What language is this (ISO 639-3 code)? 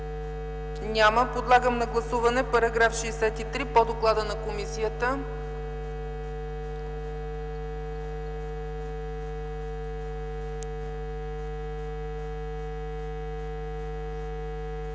bul